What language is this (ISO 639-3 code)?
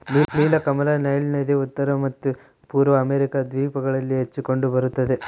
kan